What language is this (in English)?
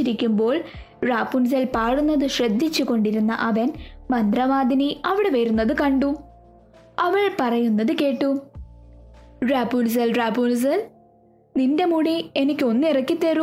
Malayalam